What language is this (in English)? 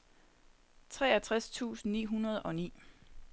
Danish